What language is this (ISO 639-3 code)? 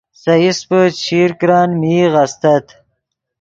ydg